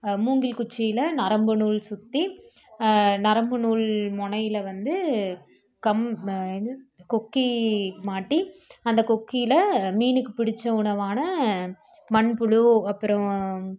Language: Tamil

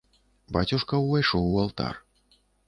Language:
Belarusian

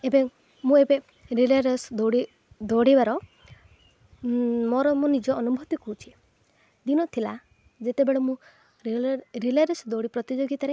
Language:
Odia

